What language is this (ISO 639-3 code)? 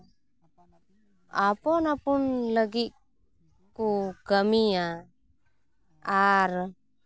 sat